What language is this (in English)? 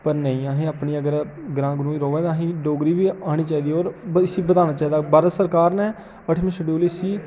Dogri